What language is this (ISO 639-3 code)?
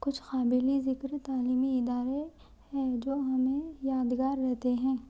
urd